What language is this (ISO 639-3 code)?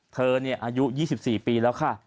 tha